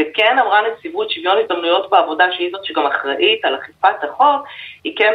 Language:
Hebrew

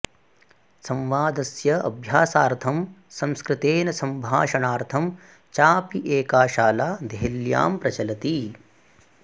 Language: Sanskrit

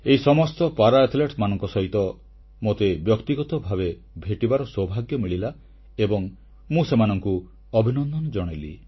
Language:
Odia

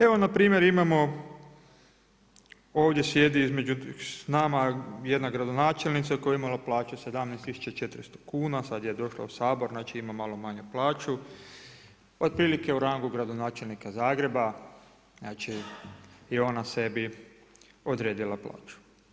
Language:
Croatian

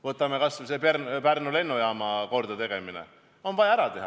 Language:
Estonian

